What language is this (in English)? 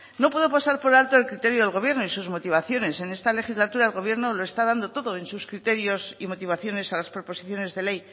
Spanish